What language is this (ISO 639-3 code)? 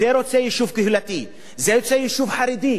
heb